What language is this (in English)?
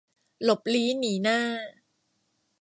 Thai